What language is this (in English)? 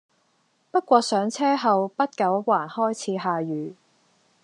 Cantonese